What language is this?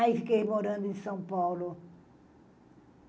Portuguese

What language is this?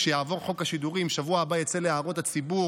Hebrew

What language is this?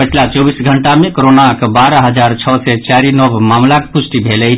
Maithili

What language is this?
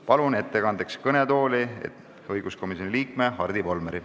Estonian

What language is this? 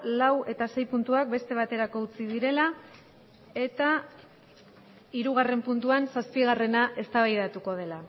Basque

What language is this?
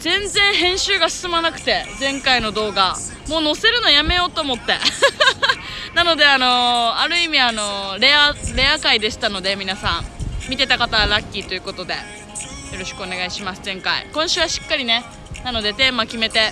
Japanese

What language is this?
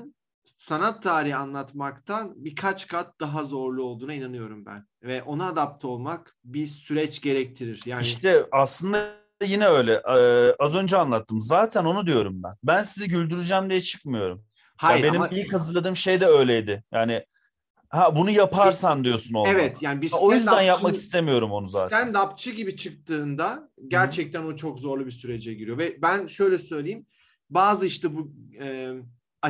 Turkish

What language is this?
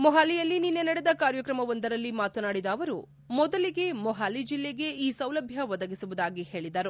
Kannada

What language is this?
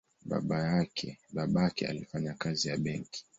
Swahili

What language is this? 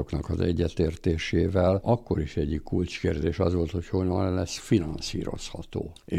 Hungarian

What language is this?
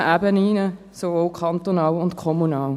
Swiss German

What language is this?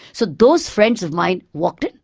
English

